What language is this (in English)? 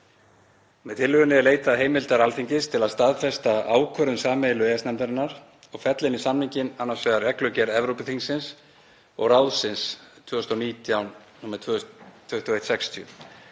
Icelandic